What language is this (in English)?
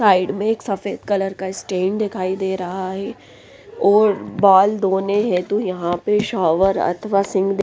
Hindi